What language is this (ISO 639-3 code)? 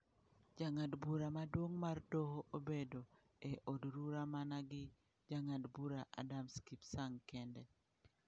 luo